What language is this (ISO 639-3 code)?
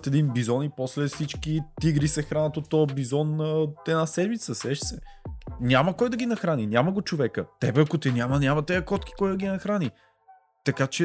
bul